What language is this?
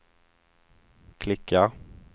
Swedish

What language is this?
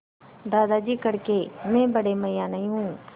Hindi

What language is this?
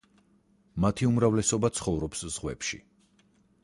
Georgian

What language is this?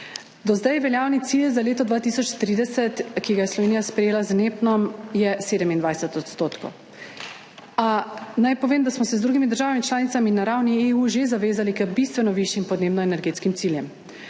Slovenian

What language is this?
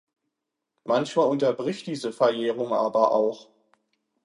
German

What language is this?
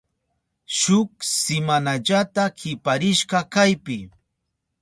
Southern Pastaza Quechua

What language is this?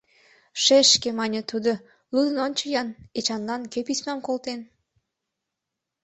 Mari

